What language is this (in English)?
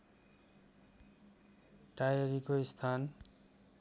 Nepali